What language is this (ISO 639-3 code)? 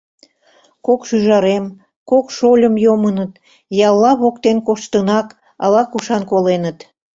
chm